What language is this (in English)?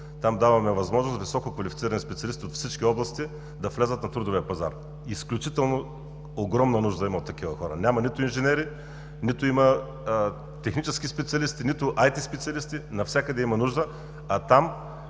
Bulgarian